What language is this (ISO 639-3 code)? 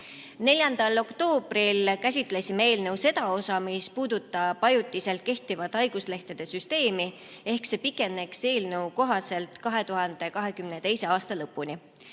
est